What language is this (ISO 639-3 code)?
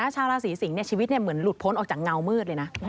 tha